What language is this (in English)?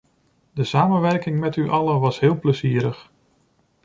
Dutch